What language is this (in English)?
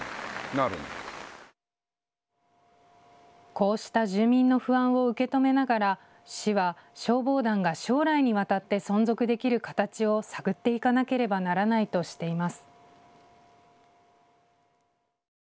Japanese